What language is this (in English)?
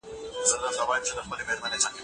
Pashto